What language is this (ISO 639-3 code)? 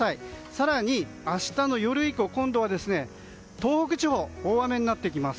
jpn